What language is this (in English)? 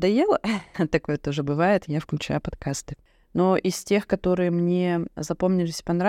Russian